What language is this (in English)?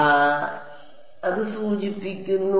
Malayalam